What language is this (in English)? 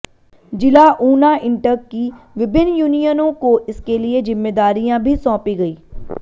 Hindi